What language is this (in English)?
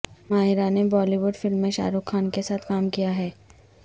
Urdu